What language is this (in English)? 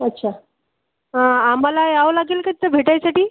Marathi